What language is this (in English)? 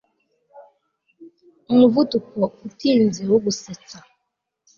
Kinyarwanda